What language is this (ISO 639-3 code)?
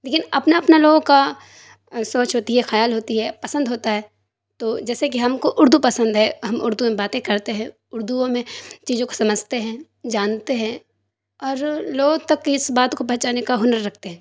urd